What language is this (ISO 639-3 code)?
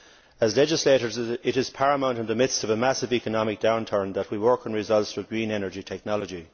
eng